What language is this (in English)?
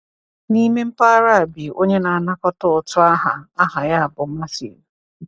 Igbo